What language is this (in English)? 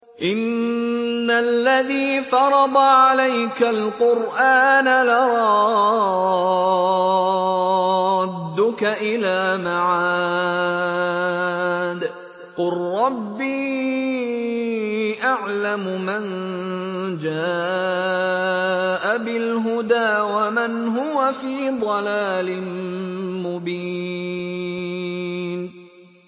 Arabic